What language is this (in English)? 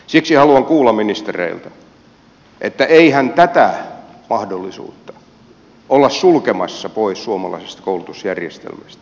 Finnish